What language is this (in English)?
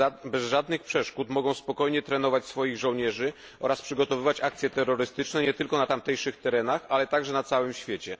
Polish